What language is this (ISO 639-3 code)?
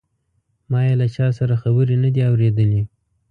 pus